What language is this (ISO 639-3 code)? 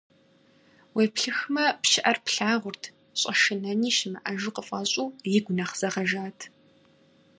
kbd